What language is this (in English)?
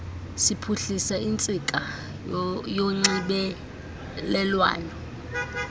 Xhosa